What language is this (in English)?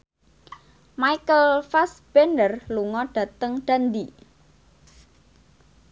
Javanese